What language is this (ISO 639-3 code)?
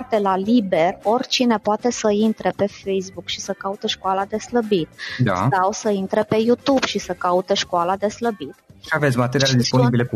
ron